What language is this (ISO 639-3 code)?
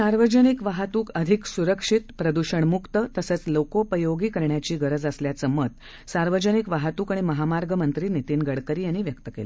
mar